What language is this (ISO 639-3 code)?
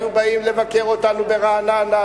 heb